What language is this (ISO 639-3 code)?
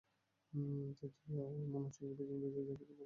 ben